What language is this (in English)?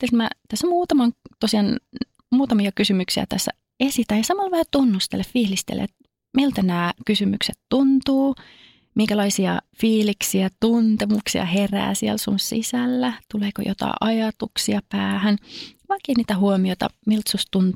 Finnish